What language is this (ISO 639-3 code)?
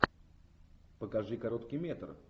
rus